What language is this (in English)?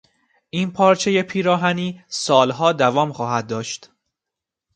Persian